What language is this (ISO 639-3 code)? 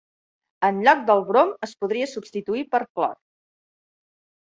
cat